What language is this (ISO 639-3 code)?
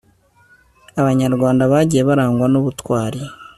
kin